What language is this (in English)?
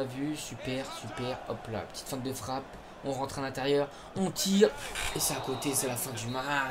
French